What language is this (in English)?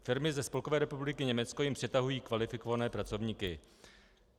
Czech